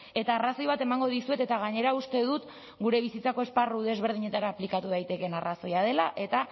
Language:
Basque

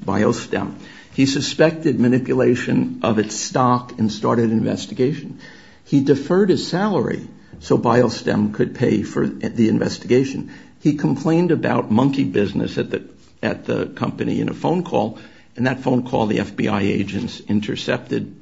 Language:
English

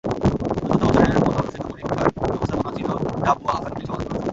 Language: Bangla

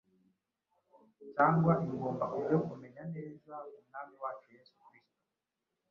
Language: Kinyarwanda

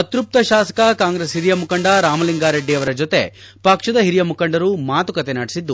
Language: Kannada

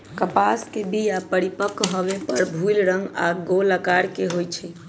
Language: Magahi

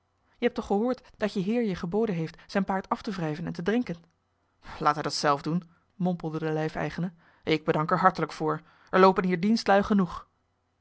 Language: Dutch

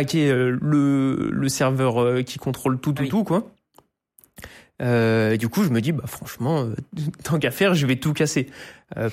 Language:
French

